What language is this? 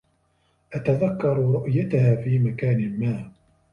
Arabic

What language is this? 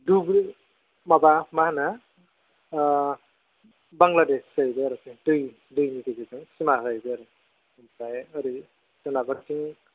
Bodo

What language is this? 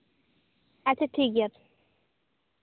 Santali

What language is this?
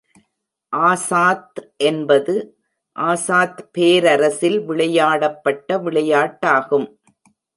Tamil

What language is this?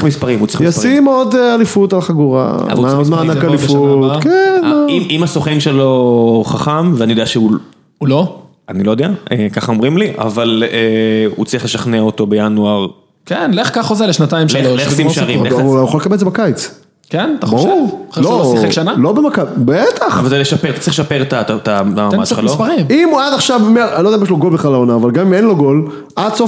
Hebrew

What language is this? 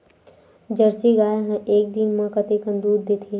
Chhattisgarhi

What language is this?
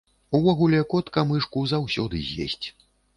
Belarusian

